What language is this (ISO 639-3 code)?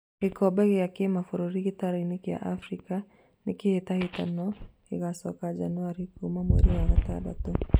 kik